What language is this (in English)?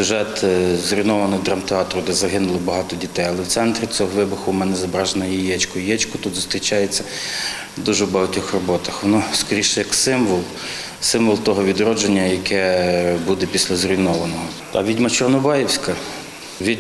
Ukrainian